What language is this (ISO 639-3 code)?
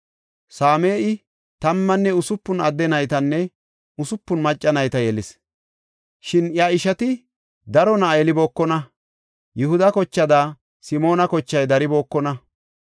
gof